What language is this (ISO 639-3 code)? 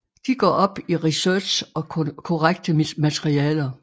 dan